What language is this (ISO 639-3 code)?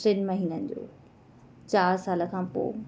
snd